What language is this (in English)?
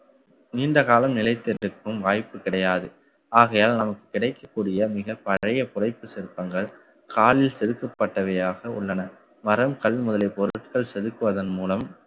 Tamil